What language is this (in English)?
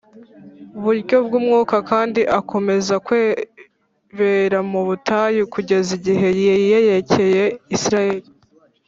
Kinyarwanda